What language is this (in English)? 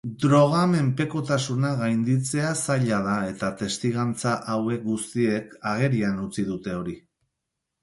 Basque